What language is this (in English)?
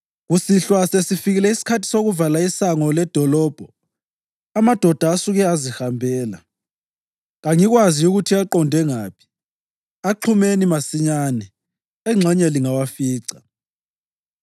North Ndebele